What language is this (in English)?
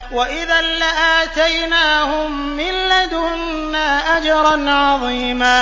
Arabic